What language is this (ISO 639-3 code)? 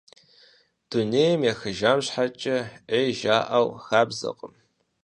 kbd